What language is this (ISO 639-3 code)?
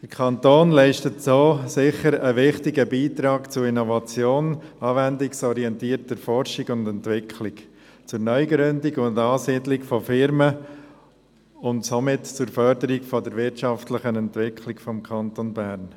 gsw